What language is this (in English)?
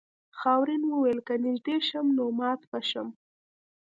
Pashto